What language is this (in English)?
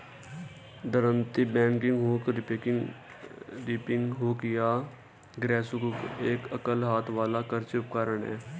Hindi